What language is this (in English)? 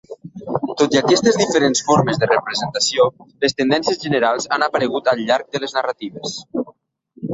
Catalan